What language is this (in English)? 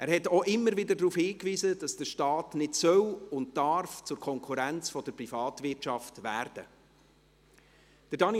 Swiss German